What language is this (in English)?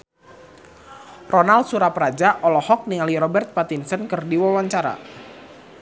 Sundanese